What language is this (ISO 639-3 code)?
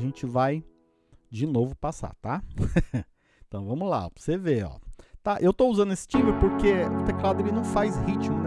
por